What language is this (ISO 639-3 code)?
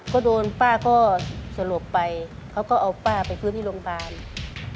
tha